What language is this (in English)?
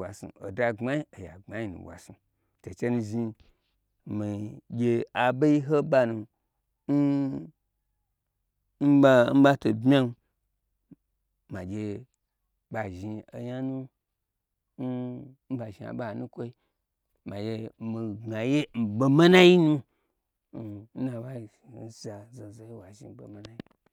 Gbagyi